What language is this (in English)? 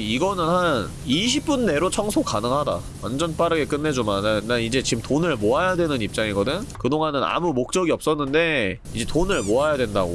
Korean